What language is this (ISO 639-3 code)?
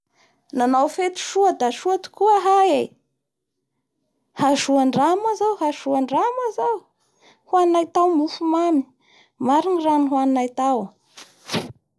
bhr